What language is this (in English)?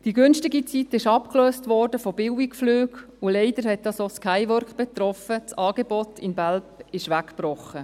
Swiss German